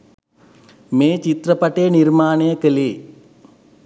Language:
Sinhala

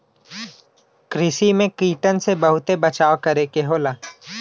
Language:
Bhojpuri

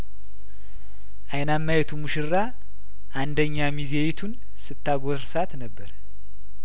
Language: Amharic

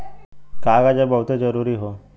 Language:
Bhojpuri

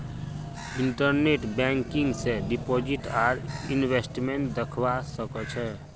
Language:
Magahi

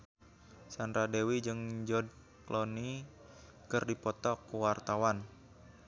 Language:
Sundanese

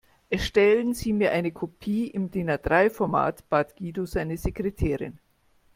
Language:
German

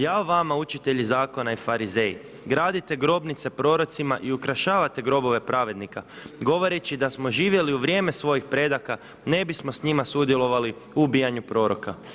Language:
Croatian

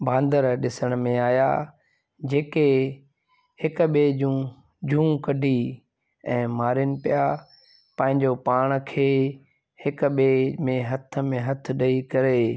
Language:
Sindhi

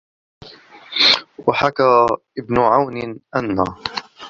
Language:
Arabic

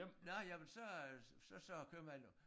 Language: Danish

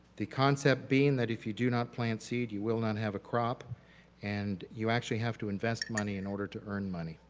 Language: English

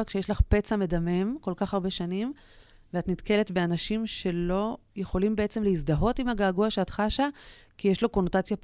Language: Hebrew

